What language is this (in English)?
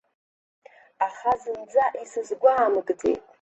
Abkhazian